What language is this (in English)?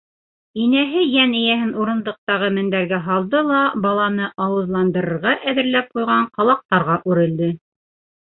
Bashkir